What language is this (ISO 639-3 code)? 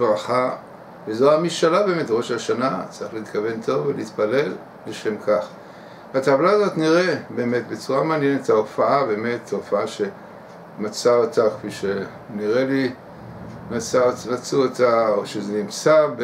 heb